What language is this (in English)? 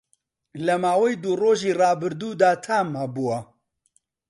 Central Kurdish